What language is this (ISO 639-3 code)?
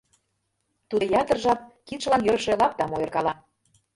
chm